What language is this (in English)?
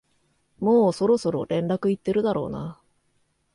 Japanese